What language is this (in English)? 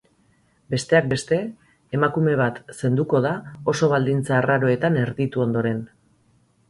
Basque